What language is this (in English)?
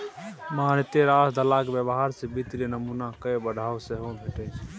Maithili